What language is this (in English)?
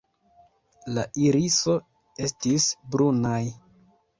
Esperanto